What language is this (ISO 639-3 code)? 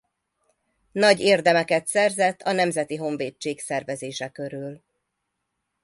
hun